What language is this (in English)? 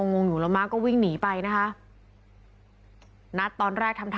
Thai